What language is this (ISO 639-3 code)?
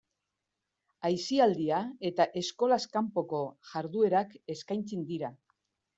eus